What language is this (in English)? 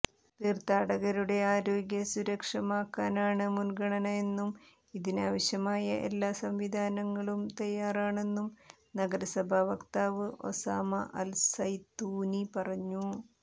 Malayalam